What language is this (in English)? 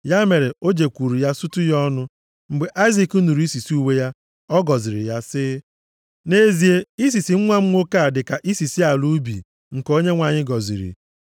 Igbo